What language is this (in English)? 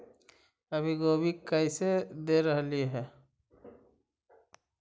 Magahi